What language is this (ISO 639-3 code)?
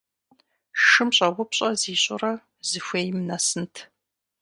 kbd